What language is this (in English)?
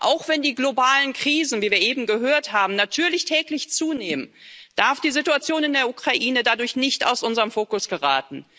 German